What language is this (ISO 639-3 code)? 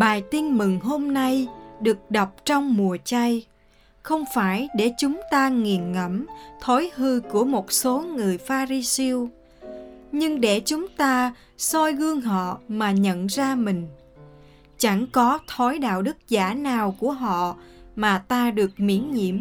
vie